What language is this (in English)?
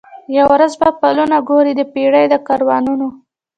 Pashto